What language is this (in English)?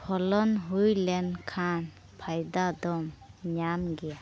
Santali